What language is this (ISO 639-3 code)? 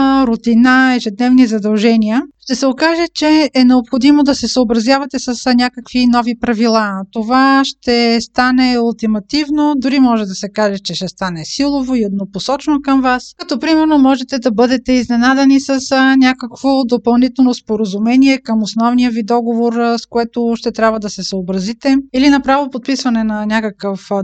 bul